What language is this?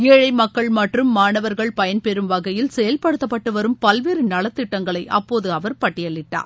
Tamil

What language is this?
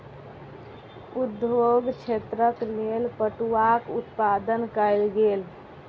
Maithili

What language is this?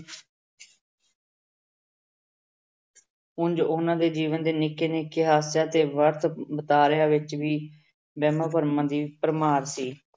Punjabi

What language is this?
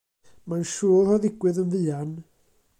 Welsh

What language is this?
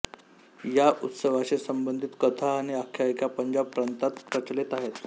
Marathi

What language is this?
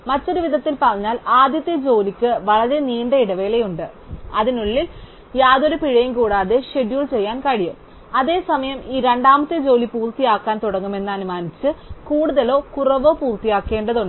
Malayalam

